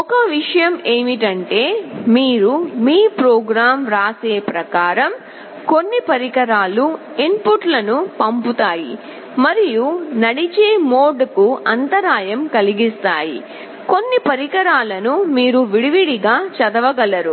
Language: Telugu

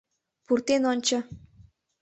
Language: Mari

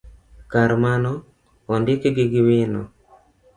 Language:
Luo (Kenya and Tanzania)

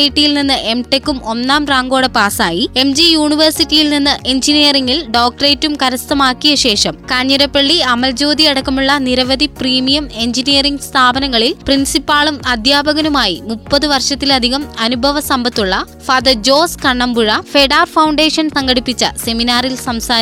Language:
Malayalam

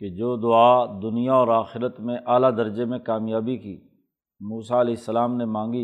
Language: Urdu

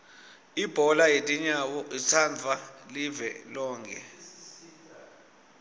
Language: Swati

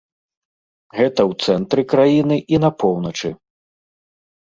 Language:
Belarusian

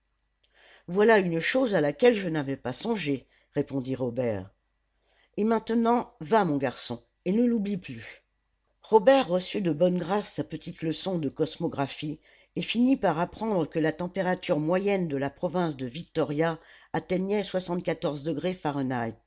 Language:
French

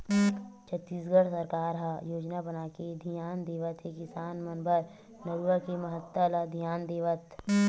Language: Chhattisgarhi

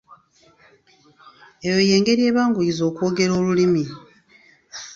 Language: Ganda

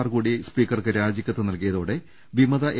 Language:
Malayalam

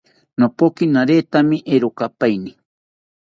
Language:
South Ucayali Ashéninka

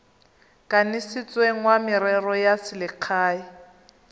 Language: Tswana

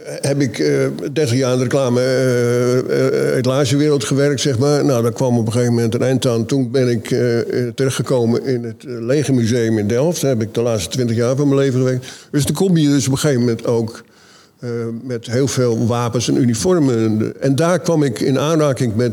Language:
Dutch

